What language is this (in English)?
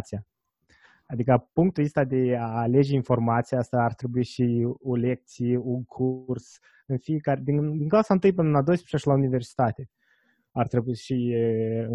Romanian